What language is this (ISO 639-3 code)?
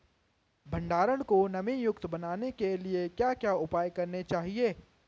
hin